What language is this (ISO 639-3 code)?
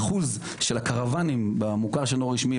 heb